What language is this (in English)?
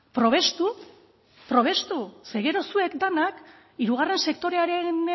Basque